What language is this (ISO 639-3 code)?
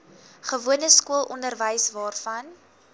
afr